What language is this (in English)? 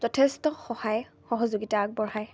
Assamese